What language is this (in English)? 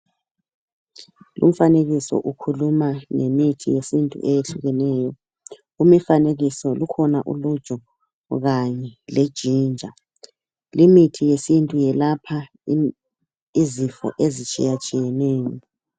North Ndebele